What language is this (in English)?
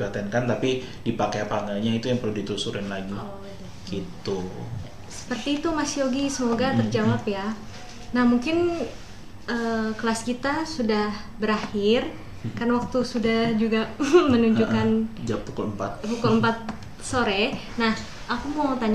Indonesian